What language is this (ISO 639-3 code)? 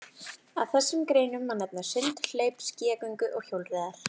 isl